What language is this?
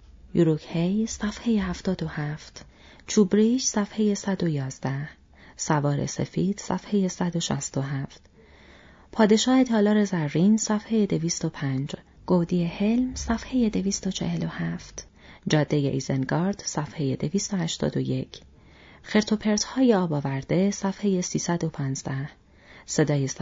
Persian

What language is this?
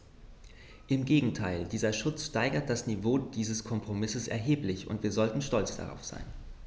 German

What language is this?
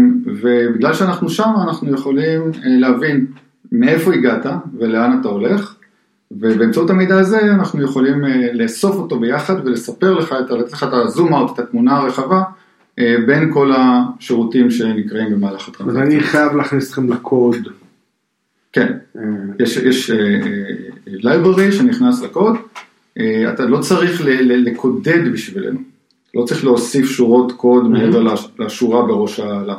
Hebrew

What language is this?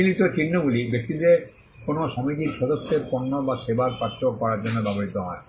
Bangla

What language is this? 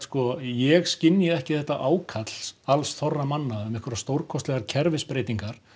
Icelandic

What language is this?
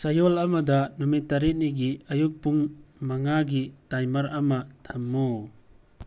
Manipuri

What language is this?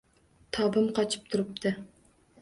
Uzbek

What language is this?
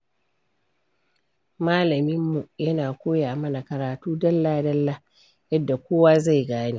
Hausa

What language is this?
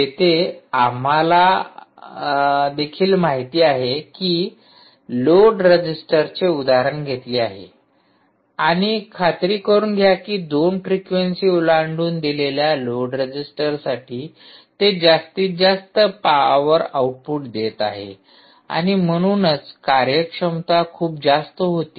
Marathi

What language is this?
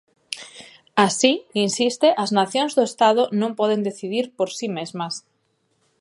Galician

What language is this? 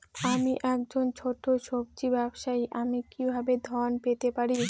Bangla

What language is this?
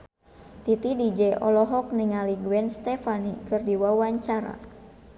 Sundanese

